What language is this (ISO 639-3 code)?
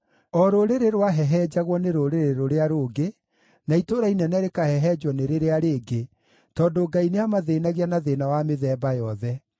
kik